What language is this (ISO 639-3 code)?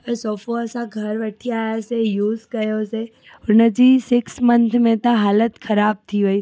snd